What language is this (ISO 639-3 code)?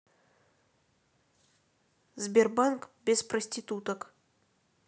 rus